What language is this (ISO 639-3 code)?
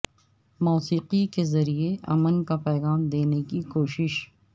urd